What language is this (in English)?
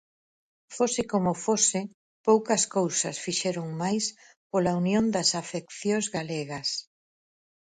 Galician